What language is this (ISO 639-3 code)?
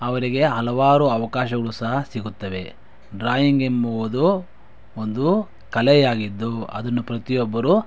kan